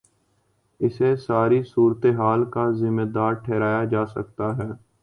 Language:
Urdu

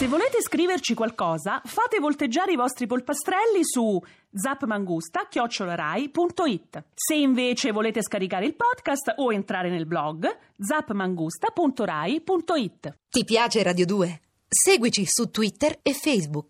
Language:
Italian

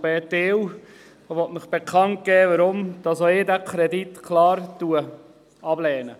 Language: Swiss German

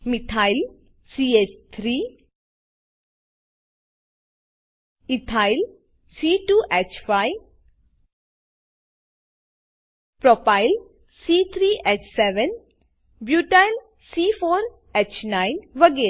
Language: Gujarati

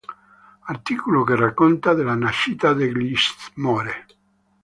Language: Italian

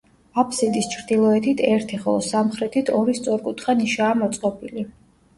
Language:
Georgian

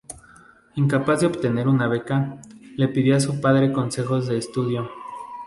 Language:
Spanish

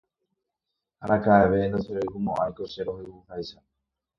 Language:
Guarani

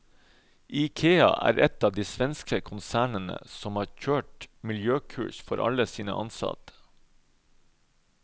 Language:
Norwegian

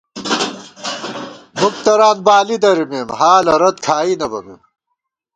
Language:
Gawar-Bati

